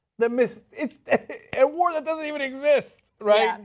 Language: English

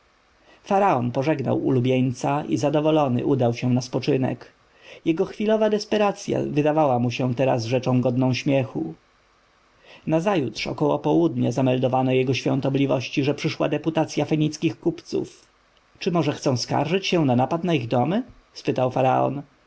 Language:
Polish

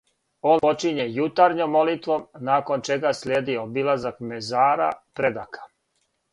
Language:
Serbian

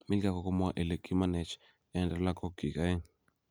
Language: Kalenjin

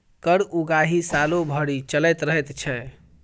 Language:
Maithili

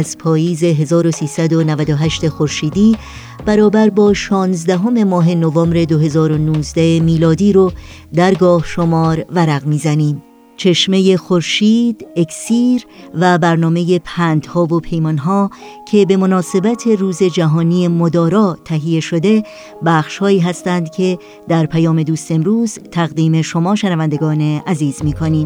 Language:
Persian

